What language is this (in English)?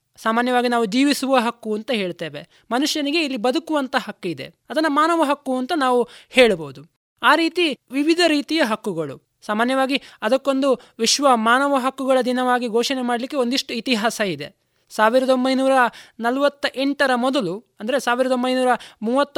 Kannada